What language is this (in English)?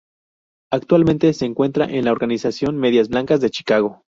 Spanish